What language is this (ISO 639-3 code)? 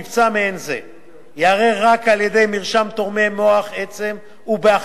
heb